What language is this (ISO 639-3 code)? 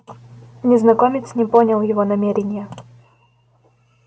rus